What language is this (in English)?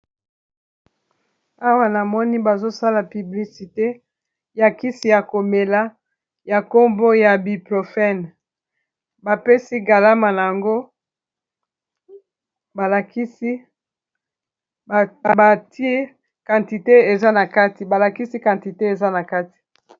Lingala